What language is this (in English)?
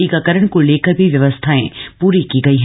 Hindi